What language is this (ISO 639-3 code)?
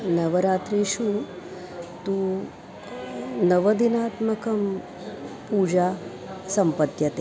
san